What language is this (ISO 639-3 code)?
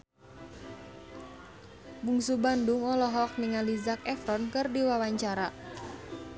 sun